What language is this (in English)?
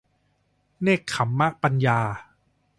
Thai